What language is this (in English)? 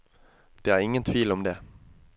Norwegian